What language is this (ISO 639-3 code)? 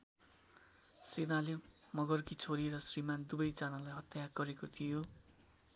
nep